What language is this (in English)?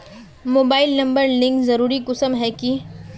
Magahi